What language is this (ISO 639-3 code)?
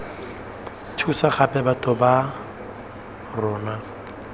tsn